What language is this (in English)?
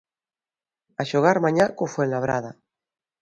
Galician